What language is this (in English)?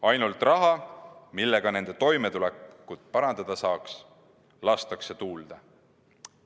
Estonian